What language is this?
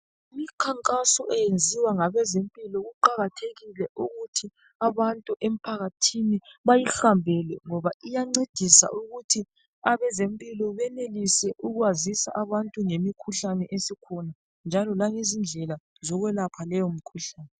North Ndebele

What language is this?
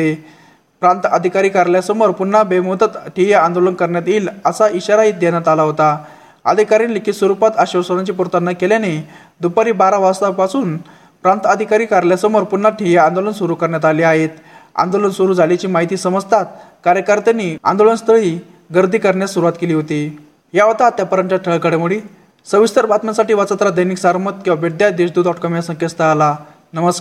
Marathi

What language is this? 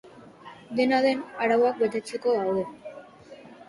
Basque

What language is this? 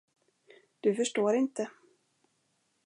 Swedish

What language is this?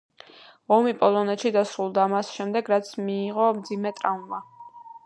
Georgian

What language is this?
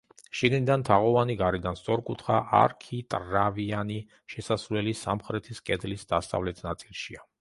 Georgian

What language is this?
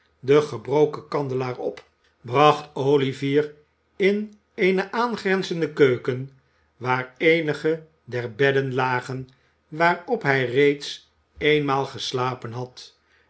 Dutch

